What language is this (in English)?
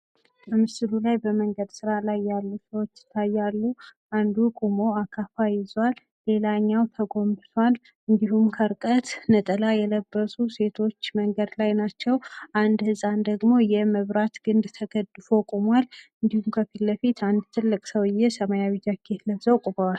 Amharic